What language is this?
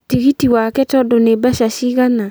Kikuyu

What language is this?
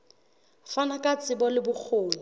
Southern Sotho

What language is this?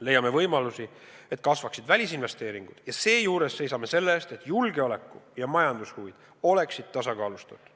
Estonian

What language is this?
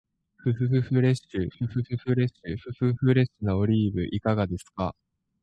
Japanese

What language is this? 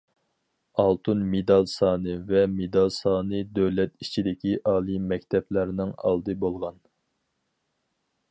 Uyghur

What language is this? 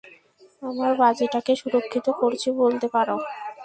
Bangla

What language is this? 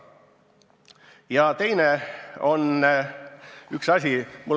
Estonian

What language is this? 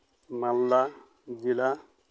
Santali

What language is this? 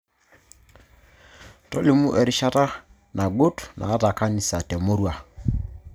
Masai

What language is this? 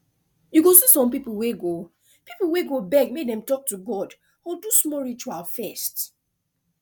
Nigerian Pidgin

